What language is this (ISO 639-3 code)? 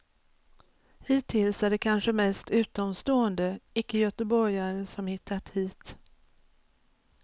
swe